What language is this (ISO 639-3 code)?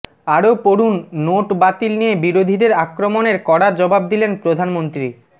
ben